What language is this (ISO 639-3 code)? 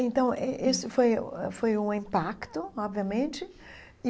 por